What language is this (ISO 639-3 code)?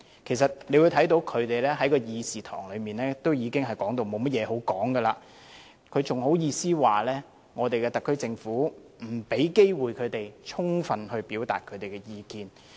yue